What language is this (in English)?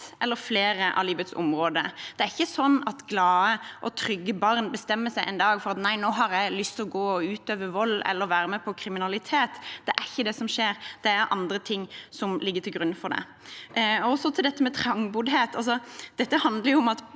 Norwegian